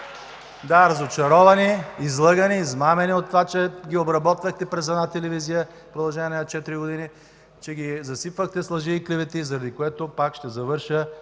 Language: Bulgarian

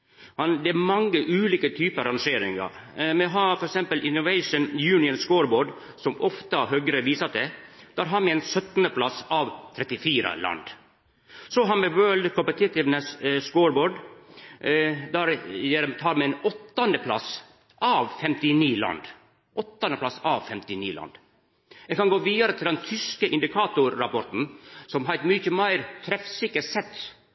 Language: Norwegian Nynorsk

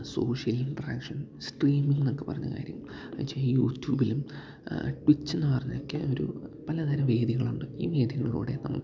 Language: Malayalam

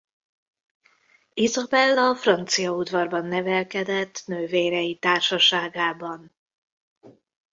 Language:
Hungarian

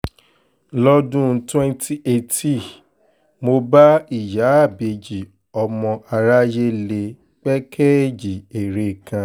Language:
Yoruba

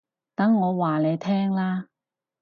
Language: Cantonese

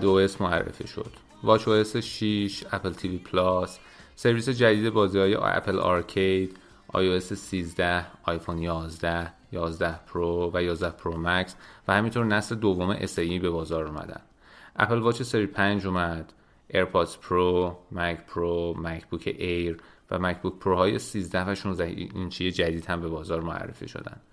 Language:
Persian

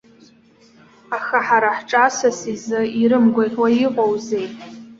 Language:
Abkhazian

